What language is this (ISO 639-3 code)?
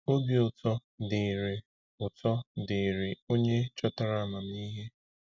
ibo